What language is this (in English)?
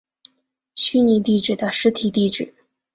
Chinese